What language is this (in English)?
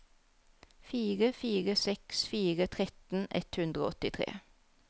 Norwegian